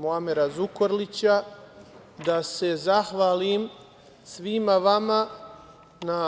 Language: Serbian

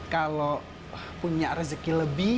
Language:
Indonesian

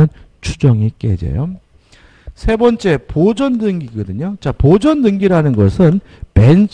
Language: Korean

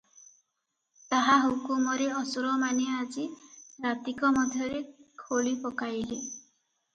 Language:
Odia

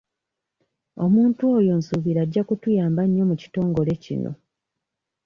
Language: Ganda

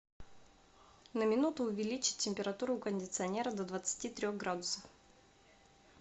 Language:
Russian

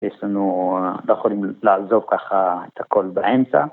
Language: Hebrew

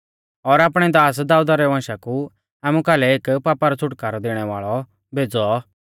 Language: Mahasu Pahari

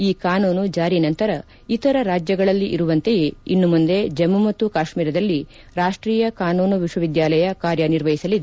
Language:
Kannada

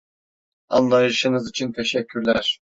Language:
Turkish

